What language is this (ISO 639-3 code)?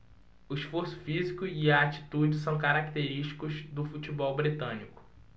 por